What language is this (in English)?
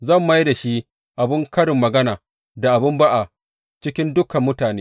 Hausa